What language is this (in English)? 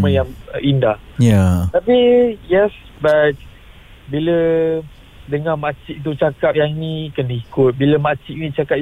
Malay